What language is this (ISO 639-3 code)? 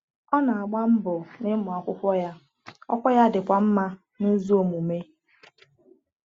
ibo